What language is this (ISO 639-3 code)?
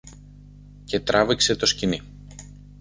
ell